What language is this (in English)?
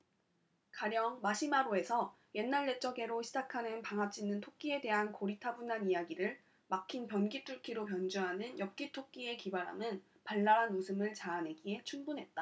Korean